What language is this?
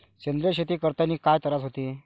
Marathi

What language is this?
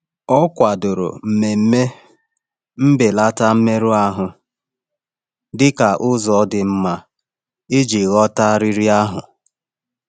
Igbo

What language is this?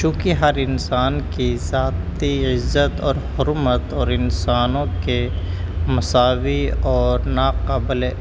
Urdu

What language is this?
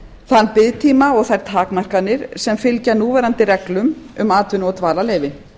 Icelandic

